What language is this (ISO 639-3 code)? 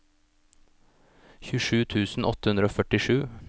nor